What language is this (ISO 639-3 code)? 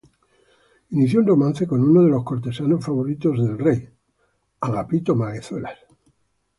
spa